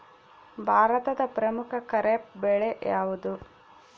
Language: Kannada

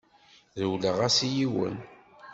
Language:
Kabyle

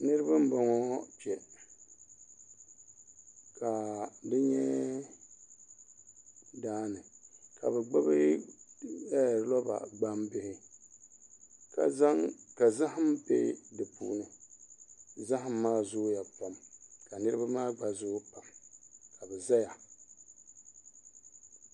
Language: Dagbani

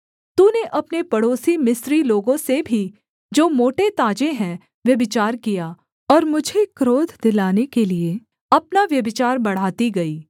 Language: Hindi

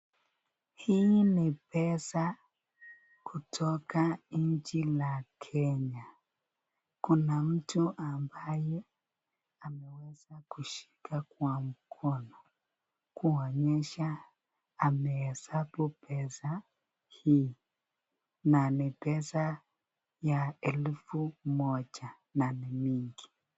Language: Swahili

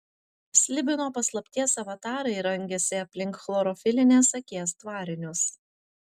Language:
Lithuanian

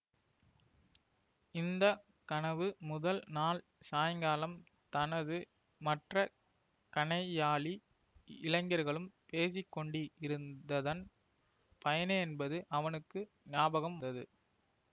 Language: Tamil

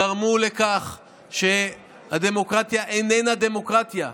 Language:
Hebrew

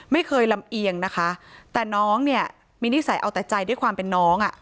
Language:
Thai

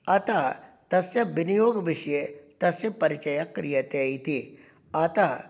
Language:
Sanskrit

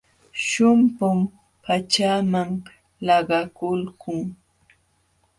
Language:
Jauja Wanca Quechua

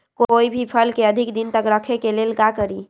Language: Magahi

